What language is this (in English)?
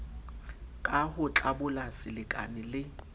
Southern Sotho